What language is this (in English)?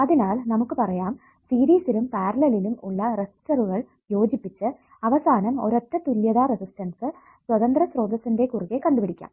Malayalam